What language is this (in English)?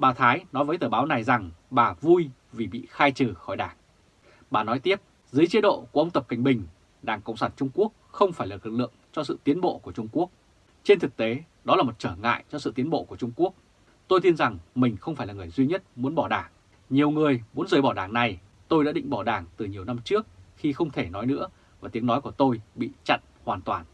Vietnamese